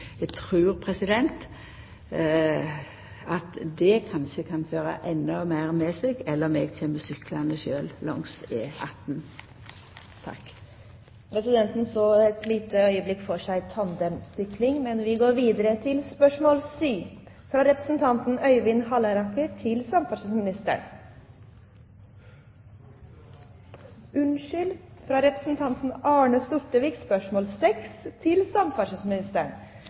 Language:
Norwegian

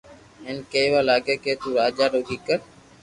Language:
Loarki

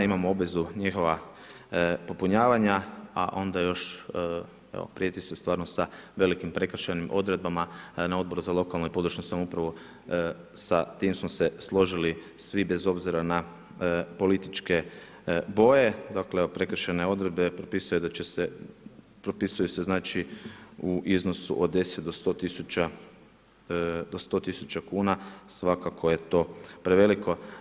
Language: Croatian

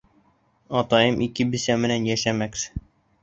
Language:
Bashkir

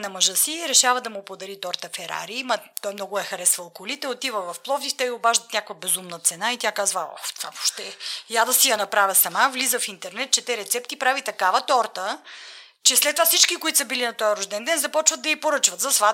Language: Bulgarian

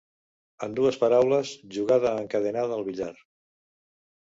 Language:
Catalan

